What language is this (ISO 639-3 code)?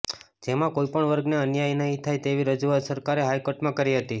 guj